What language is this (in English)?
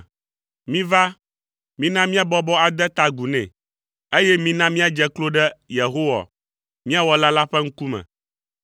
Ewe